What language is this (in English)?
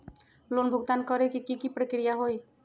Magahi